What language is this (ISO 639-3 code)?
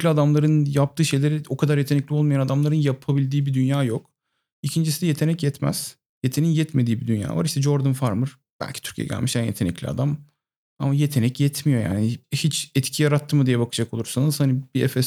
tur